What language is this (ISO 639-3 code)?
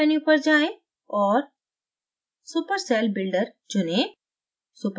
hin